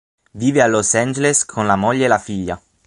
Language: Italian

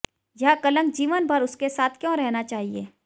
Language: Hindi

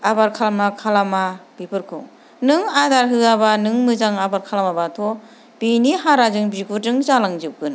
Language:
Bodo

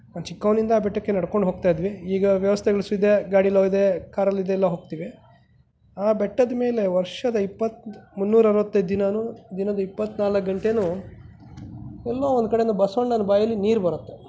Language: Kannada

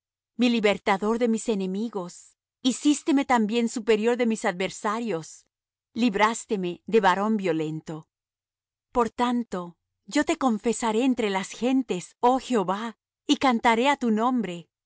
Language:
Spanish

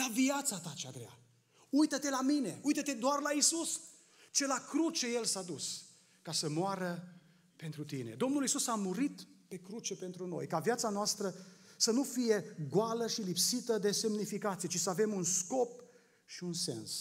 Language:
Romanian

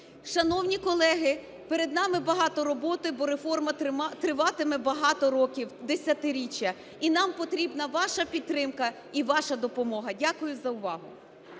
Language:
Ukrainian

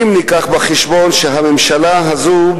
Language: Hebrew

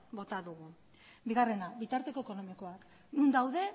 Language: Basque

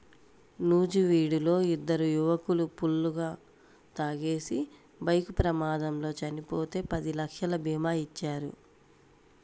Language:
Telugu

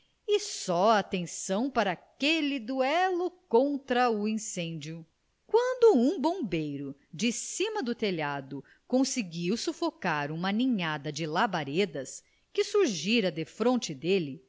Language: Portuguese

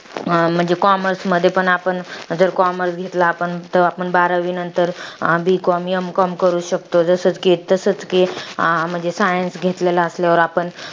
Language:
Marathi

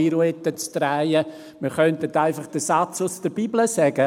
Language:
Swiss German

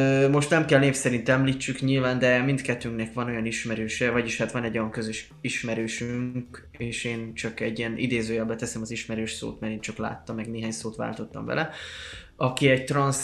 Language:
Hungarian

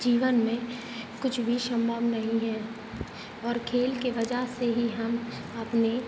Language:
Hindi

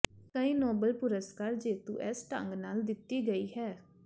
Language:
Punjabi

